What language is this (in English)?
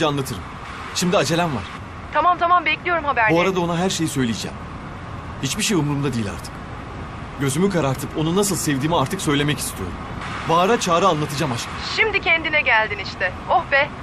Turkish